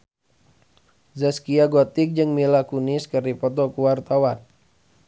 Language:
Sundanese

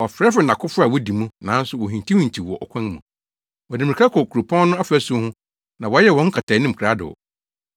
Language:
Akan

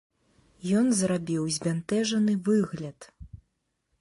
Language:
Belarusian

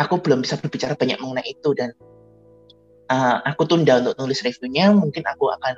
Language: Indonesian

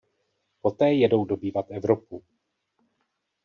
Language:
Czech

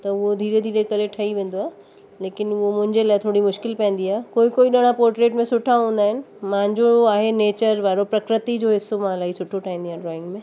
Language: Sindhi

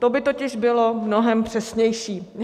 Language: Czech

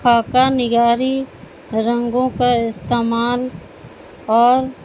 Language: Urdu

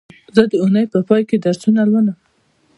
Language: Pashto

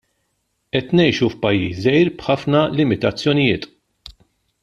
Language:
Maltese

